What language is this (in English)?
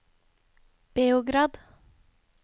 Norwegian